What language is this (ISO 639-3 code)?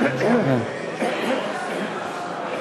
heb